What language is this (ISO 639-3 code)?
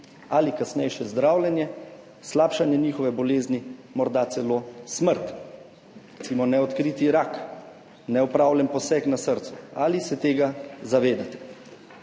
slv